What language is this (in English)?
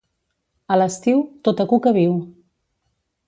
Catalan